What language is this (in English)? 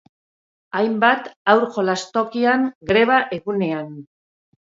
Basque